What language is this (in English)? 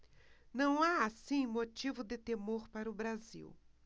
Portuguese